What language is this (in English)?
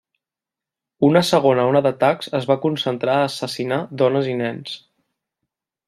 Catalan